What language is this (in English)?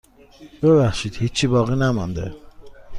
Persian